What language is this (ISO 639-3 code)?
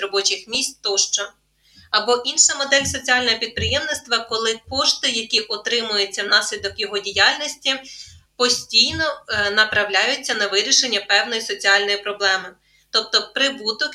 ukr